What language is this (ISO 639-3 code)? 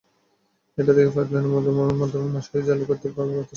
ben